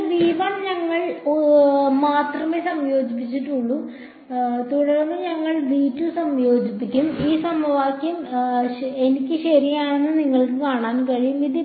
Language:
Malayalam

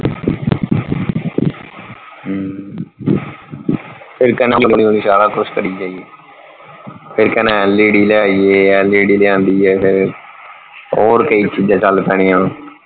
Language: Punjabi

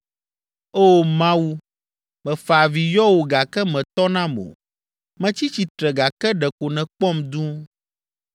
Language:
Ewe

